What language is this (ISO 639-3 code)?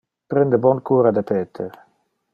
ina